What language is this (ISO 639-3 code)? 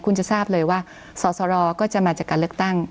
tha